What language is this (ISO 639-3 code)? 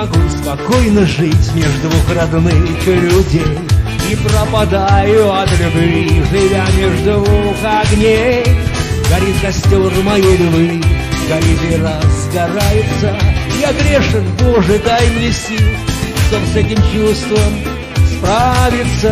rus